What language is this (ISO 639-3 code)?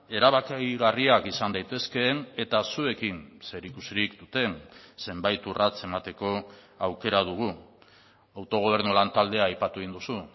eus